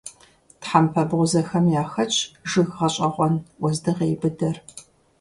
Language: Kabardian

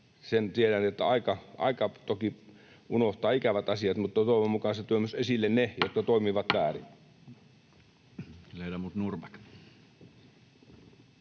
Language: Finnish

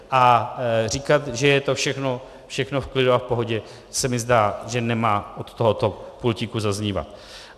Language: Czech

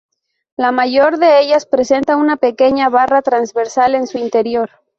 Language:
Spanish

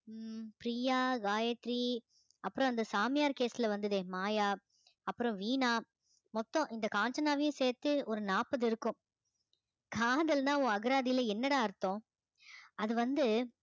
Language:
Tamil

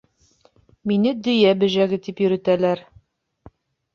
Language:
Bashkir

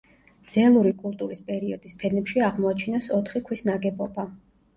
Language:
Georgian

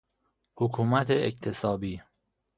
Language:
Persian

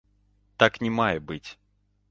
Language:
Belarusian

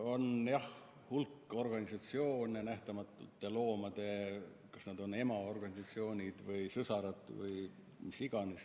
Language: Estonian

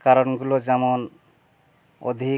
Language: Bangla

